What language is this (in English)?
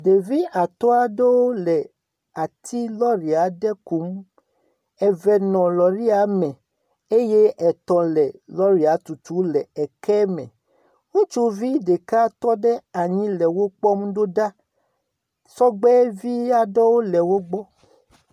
Ewe